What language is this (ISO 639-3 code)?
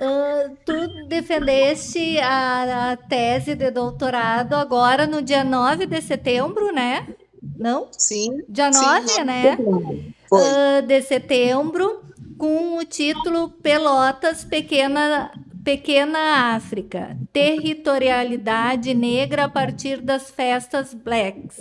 por